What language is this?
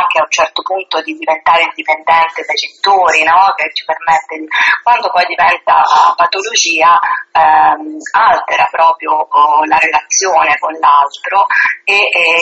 Italian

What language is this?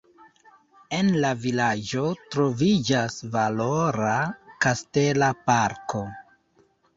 Esperanto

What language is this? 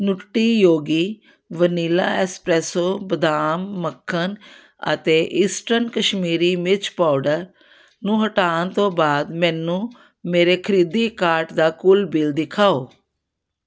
Punjabi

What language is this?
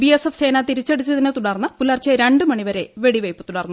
Malayalam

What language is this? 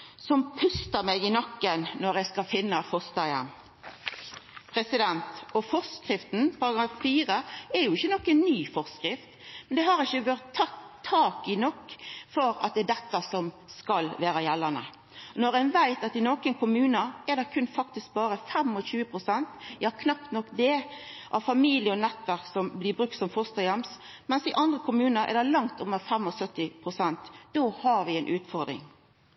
Norwegian Nynorsk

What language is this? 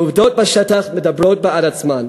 Hebrew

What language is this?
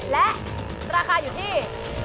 Thai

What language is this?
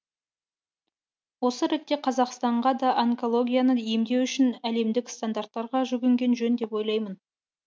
Kazakh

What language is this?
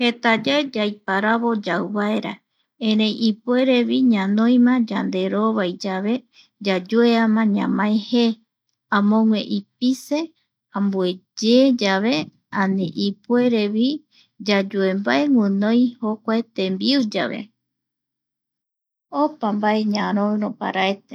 Eastern Bolivian Guaraní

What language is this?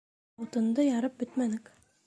Bashkir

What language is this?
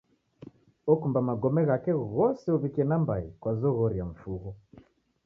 Taita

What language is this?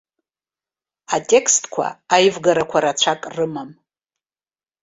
Abkhazian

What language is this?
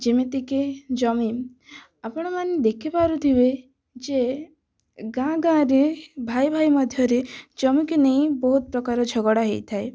Odia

